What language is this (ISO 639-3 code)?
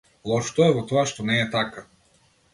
mkd